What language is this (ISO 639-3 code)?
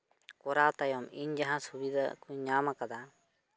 sat